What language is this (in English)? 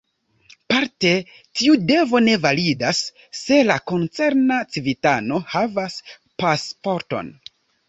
Esperanto